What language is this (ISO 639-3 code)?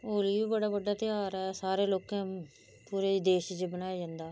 doi